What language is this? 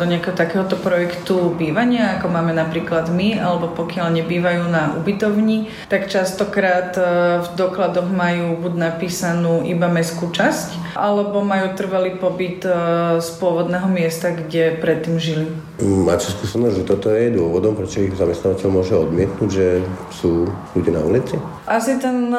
Slovak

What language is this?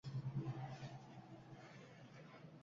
Uzbek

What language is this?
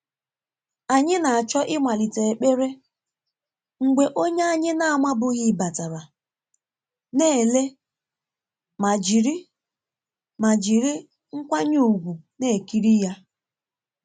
Igbo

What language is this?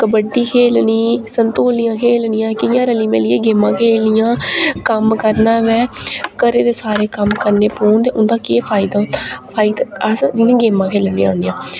Dogri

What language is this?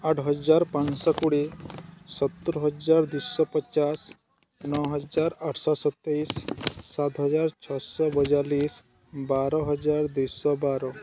Odia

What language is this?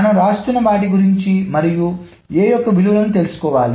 Telugu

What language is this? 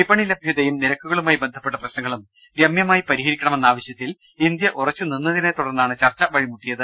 Malayalam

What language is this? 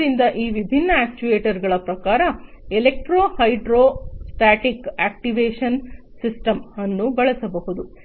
Kannada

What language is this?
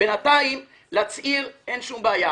Hebrew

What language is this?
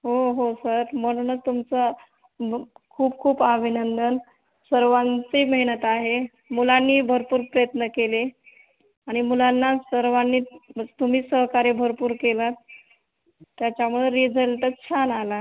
Marathi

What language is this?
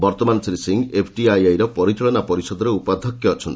Odia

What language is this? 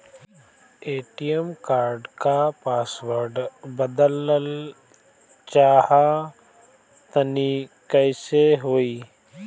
Bhojpuri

